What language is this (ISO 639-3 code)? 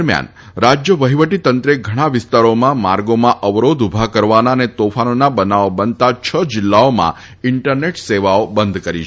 guj